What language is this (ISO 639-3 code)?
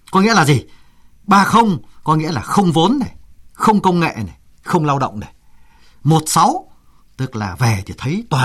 vie